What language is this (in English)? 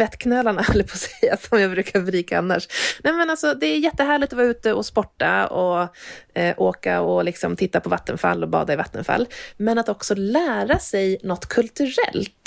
Swedish